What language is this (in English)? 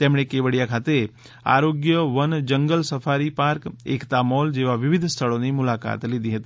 Gujarati